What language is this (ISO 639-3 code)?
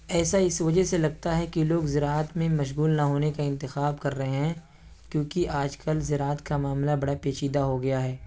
urd